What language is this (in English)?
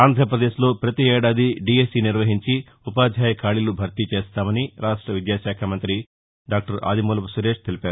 Telugu